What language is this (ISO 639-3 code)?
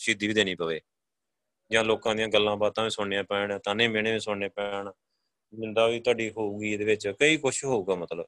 pan